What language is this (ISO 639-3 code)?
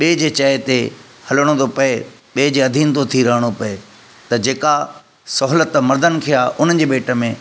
snd